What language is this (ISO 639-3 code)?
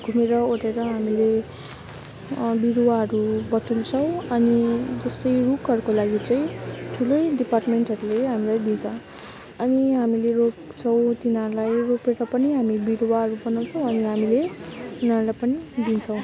nep